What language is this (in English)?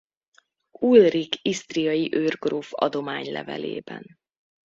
Hungarian